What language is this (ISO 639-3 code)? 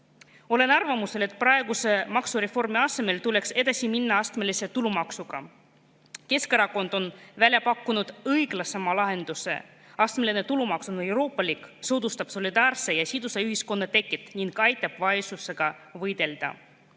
est